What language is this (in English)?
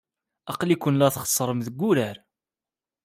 Kabyle